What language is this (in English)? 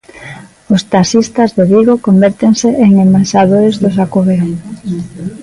Galician